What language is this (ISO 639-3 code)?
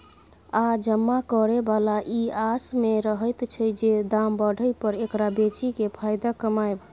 mai